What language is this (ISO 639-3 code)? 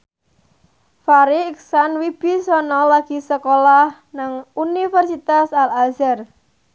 jav